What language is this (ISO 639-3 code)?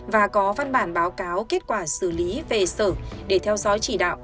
vie